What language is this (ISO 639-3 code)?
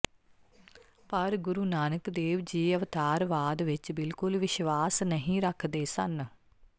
pan